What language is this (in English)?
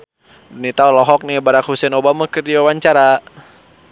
Sundanese